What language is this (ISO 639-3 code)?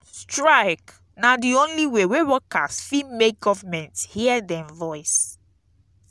pcm